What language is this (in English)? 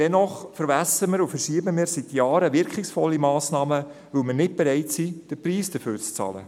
Swiss German